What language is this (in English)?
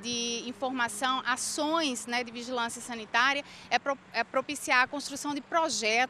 Portuguese